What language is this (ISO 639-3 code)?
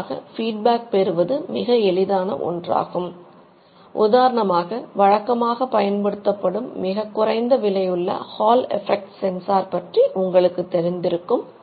tam